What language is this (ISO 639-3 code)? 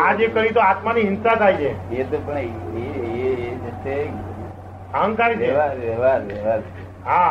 guj